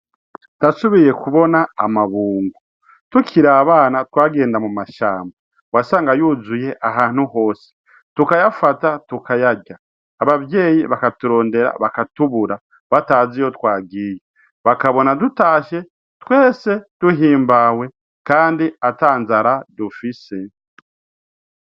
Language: Rundi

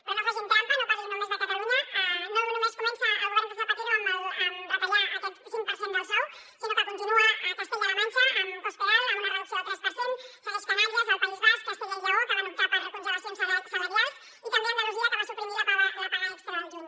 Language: Catalan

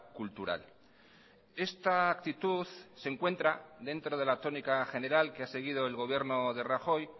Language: Spanish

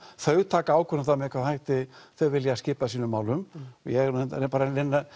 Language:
Icelandic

